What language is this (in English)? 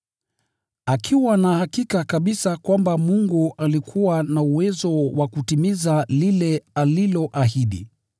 Swahili